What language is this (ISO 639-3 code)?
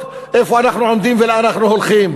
heb